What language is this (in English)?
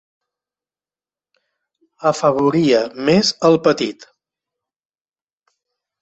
Catalan